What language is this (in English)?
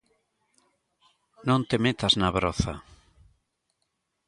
Galician